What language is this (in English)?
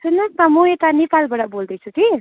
Nepali